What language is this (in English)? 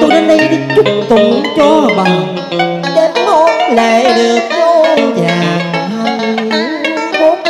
Vietnamese